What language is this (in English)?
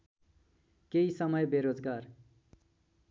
Nepali